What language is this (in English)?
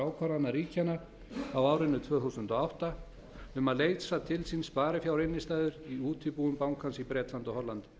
Icelandic